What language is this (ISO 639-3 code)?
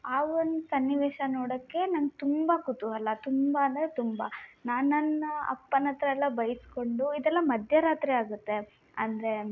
kan